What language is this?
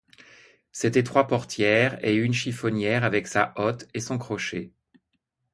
French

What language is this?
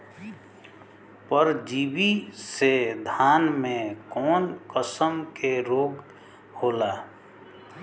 Bhojpuri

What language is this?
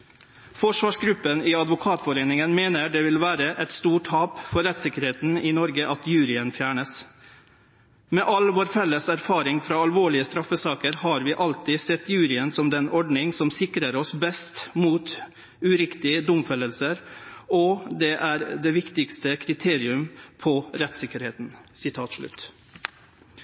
Norwegian Nynorsk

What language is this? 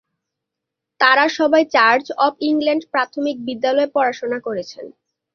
Bangla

